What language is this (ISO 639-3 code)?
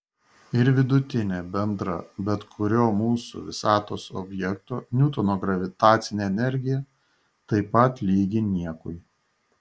lit